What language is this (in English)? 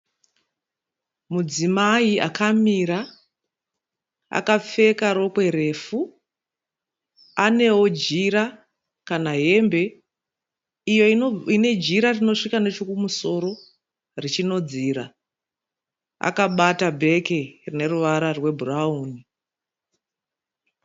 Shona